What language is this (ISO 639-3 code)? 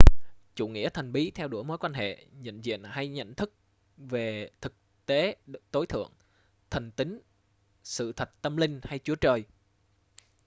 vie